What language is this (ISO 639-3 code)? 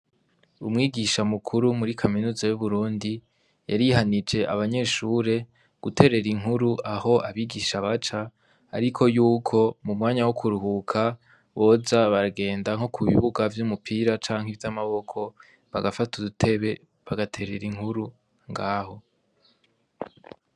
run